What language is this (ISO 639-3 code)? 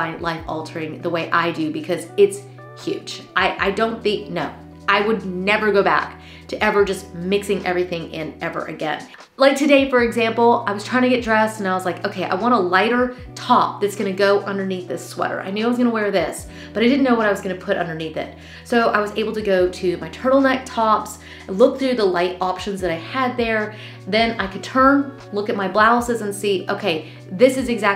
eng